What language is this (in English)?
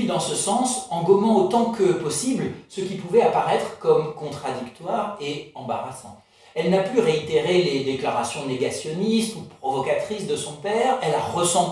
French